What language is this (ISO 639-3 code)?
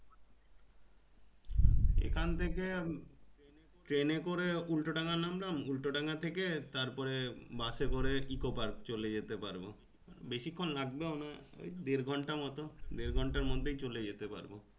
ben